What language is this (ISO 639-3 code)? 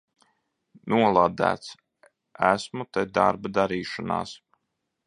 lav